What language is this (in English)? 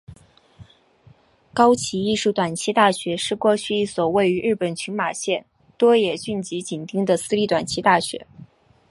Chinese